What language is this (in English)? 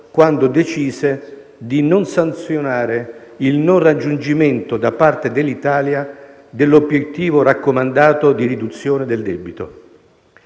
Italian